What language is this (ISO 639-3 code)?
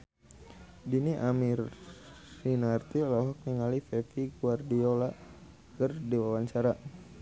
sun